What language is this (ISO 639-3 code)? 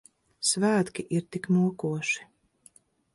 lav